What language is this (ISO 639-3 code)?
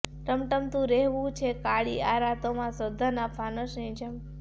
guj